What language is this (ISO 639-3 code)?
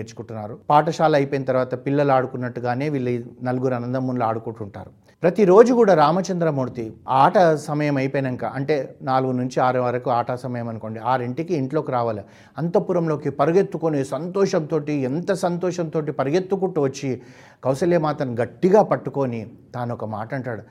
tel